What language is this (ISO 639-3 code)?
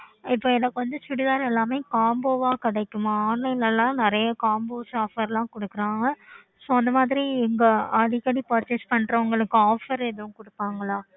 tam